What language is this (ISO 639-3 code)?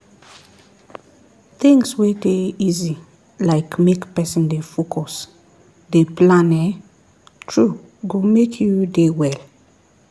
pcm